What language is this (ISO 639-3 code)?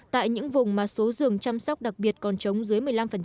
vie